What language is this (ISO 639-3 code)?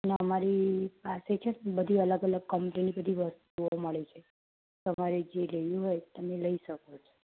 guj